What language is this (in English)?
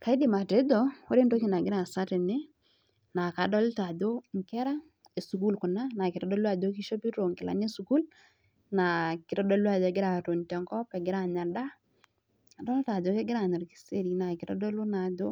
Masai